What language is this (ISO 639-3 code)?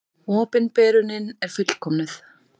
isl